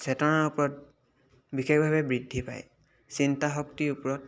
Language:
Assamese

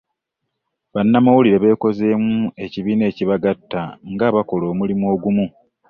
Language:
Ganda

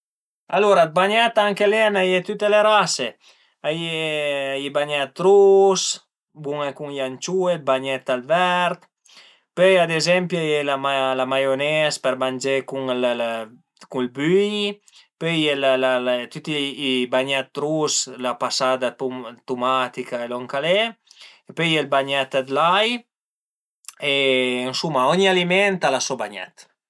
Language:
Piedmontese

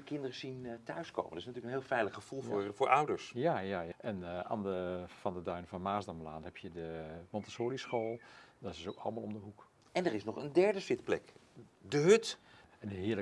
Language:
Dutch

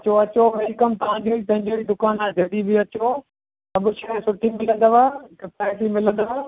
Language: Sindhi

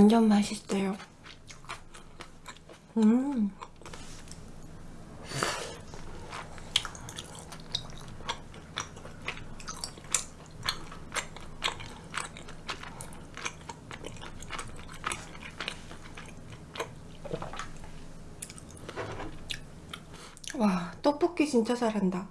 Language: Korean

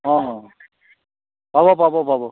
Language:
Assamese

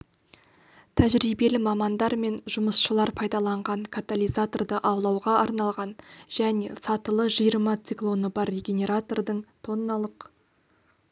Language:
Kazakh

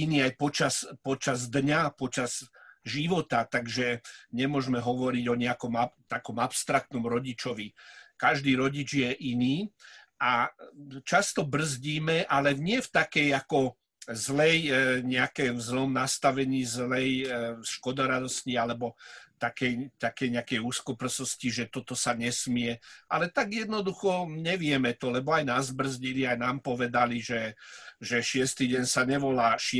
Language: Slovak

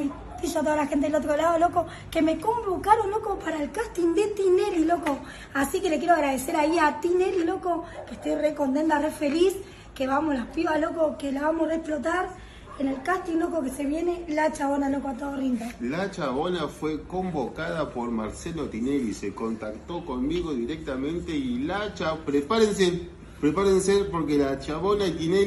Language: Spanish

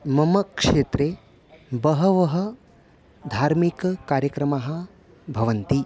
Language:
Sanskrit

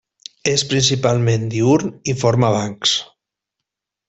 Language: Catalan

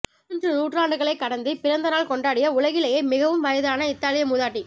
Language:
Tamil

